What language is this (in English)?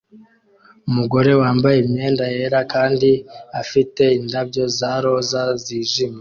Kinyarwanda